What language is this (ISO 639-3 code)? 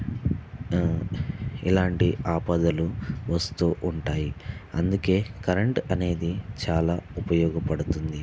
tel